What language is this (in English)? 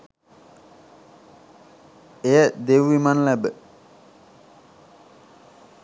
Sinhala